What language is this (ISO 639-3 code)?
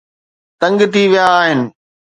snd